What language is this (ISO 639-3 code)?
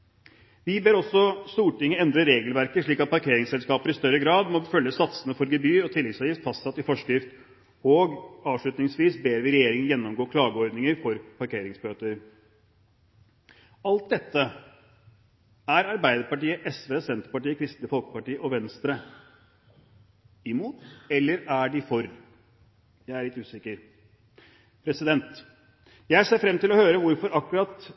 nob